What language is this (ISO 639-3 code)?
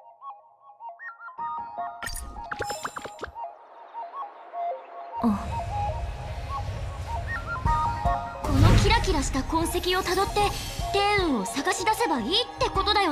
jpn